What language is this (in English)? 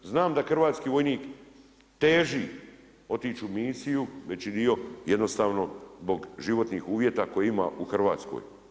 Croatian